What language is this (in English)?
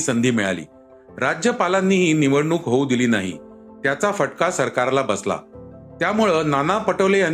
Marathi